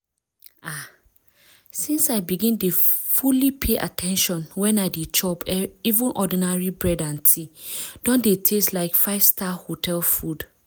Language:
Nigerian Pidgin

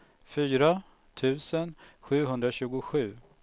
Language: Swedish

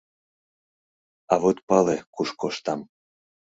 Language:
Mari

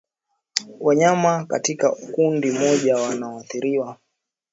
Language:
Swahili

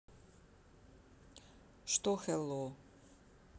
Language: Russian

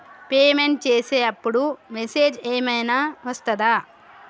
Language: Telugu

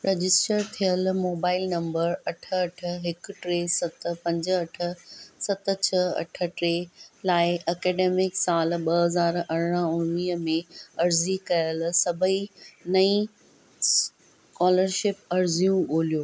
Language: Sindhi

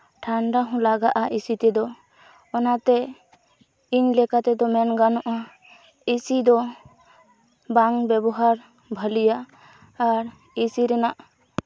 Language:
Santali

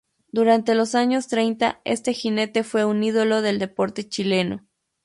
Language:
Spanish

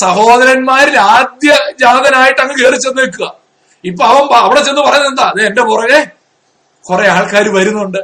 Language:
Malayalam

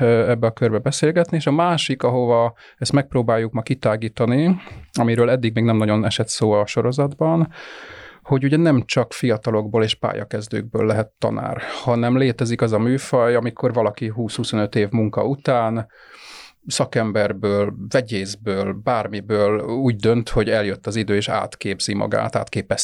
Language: Hungarian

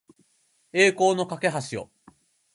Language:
Japanese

